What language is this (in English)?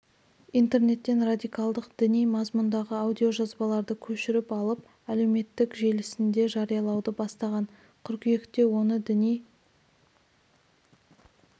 Kazakh